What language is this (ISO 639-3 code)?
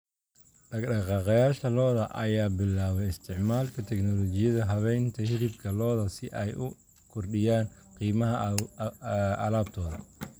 som